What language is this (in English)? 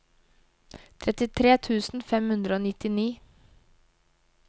Norwegian